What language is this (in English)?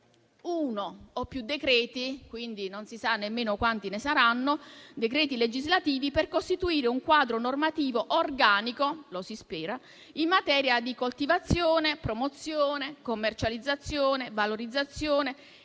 Italian